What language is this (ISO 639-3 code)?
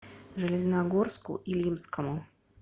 rus